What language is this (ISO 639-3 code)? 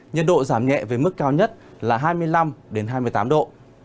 vie